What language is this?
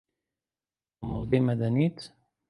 Central Kurdish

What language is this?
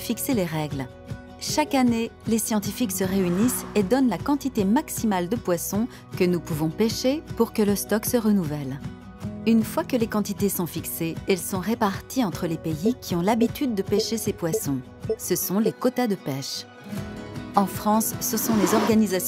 French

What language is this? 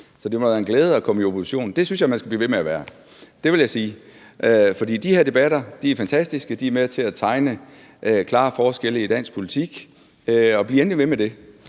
Danish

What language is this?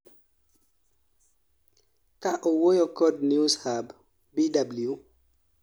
Luo (Kenya and Tanzania)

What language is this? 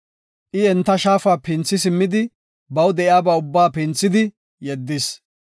Gofa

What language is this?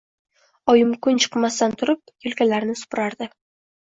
Uzbek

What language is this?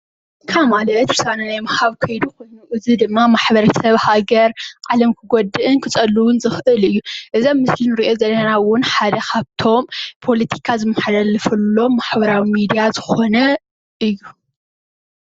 Tigrinya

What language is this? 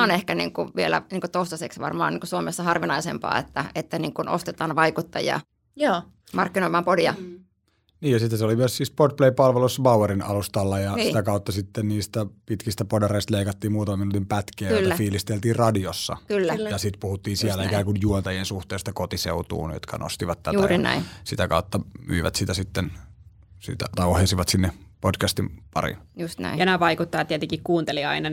Finnish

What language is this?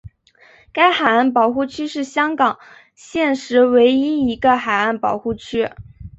Chinese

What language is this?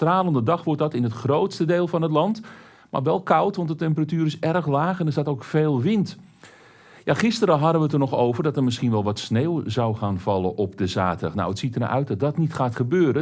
Dutch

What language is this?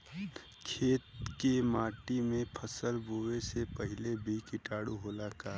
Bhojpuri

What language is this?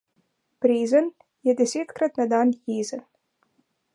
Slovenian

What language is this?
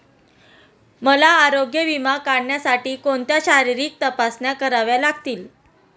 Marathi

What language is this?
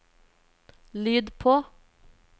Norwegian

